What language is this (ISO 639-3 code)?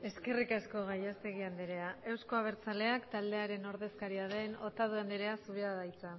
eus